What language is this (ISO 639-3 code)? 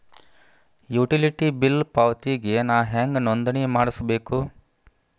kan